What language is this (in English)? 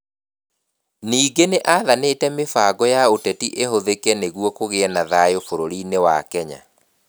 Kikuyu